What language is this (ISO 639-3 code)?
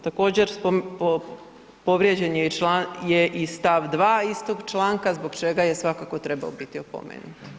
hrv